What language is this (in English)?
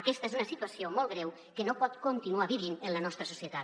Catalan